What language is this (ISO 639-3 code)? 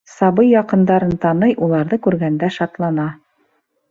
bak